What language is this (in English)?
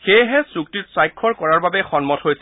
Assamese